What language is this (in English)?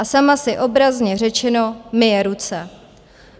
Czech